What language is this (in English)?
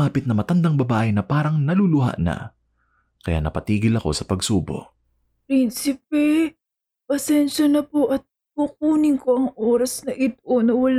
Filipino